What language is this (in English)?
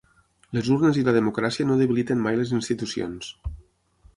Catalan